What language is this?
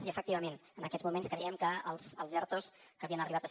Catalan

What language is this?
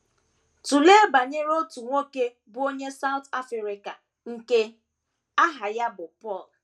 Igbo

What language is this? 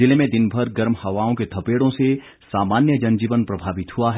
Hindi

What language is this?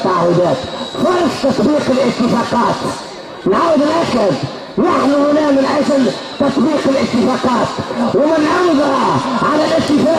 Arabic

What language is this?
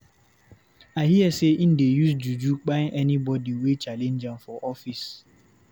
Nigerian Pidgin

